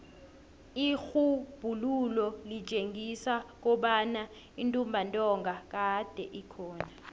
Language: South Ndebele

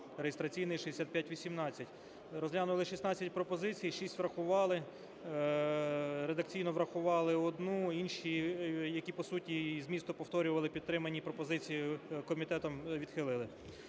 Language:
Ukrainian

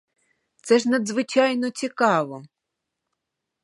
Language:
Ukrainian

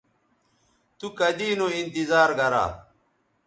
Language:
Bateri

